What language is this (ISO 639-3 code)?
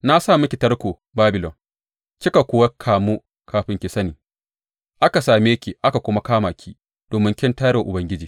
hau